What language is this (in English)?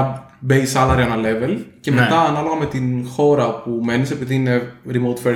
Greek